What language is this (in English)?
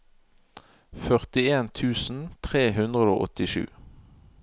Norwegian